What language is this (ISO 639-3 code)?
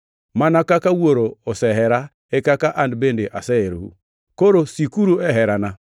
luo